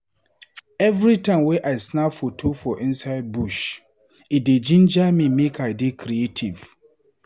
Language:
Nigerian Pidgin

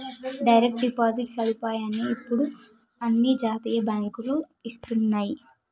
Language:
Telugu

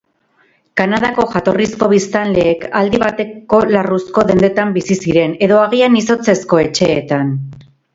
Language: Basque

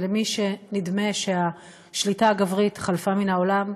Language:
Hebrew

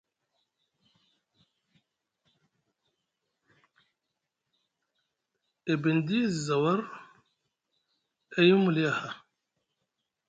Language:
Musgu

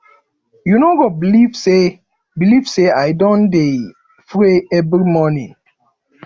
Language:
Nigerian Pidgin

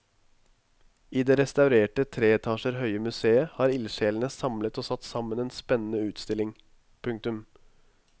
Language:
Norwegian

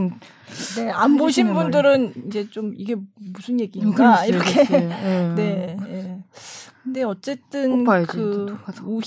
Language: Korean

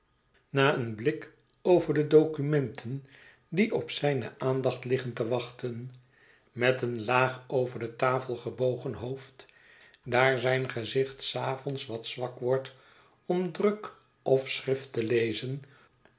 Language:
Dutch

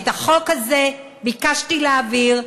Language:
Hebrew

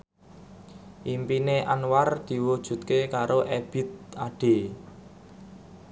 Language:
Javanese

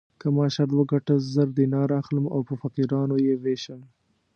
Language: Pashto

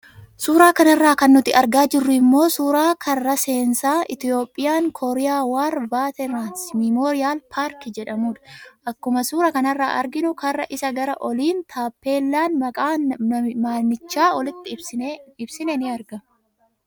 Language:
Oromo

